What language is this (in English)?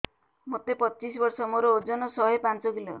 Odia